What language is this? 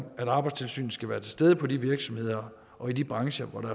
Danish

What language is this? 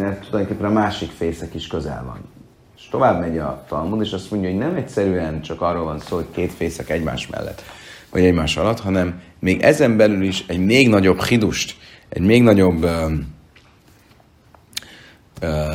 Hungarian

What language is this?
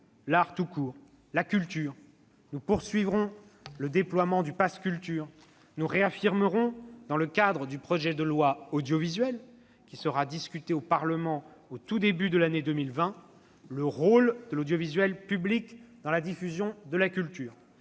French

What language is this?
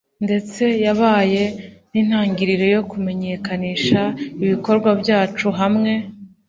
Kinyarwanda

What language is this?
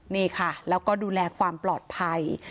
Thai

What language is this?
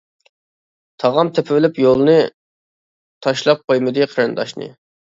Uyghur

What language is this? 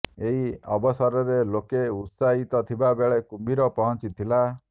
Odia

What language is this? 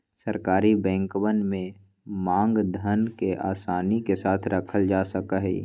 Magahi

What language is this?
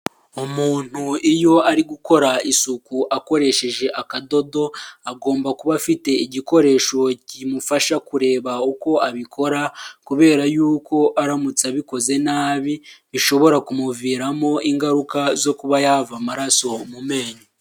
Kinyarwanda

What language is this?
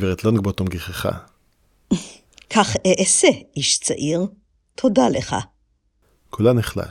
Hebrew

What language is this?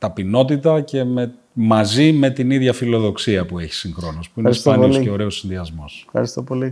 Greek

